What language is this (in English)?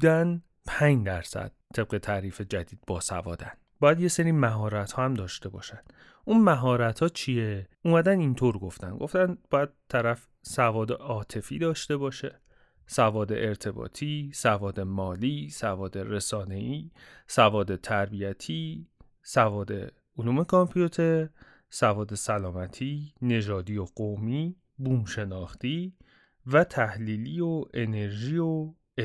Persian